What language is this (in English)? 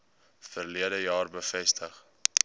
Afrikaans